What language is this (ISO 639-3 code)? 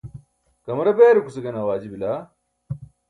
bsk